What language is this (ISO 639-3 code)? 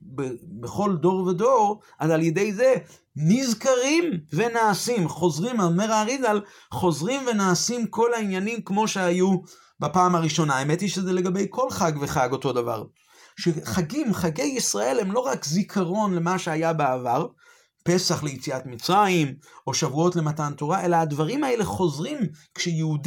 heb